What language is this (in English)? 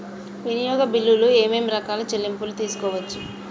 Telugu